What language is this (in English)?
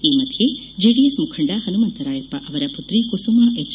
Kannada